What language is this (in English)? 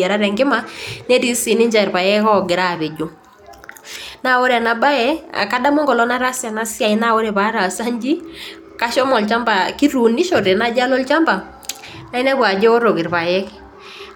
Masai